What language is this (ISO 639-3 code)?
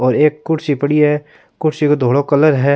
raj